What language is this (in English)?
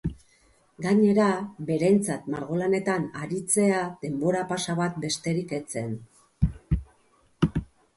Basque